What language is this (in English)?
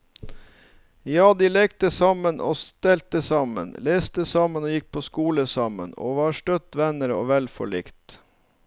Norwegian